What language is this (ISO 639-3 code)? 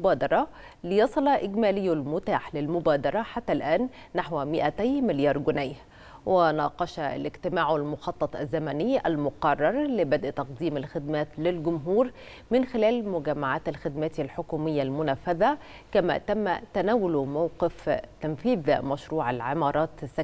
ara